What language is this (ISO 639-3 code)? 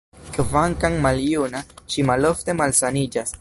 epo